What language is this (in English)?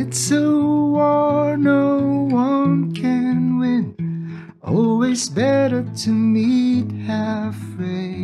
Filipino